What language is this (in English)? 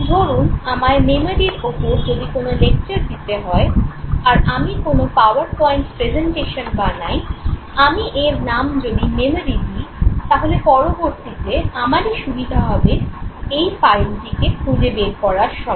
Bangla